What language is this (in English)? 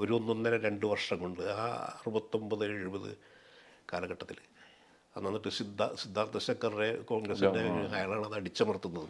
Malayalam